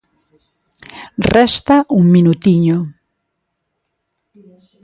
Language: Galician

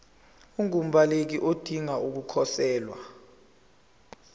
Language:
Zulu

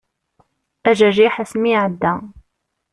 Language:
Kabyle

